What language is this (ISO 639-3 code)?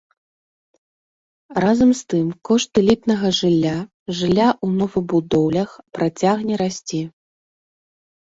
bel